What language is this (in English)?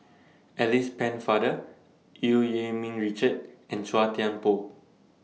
English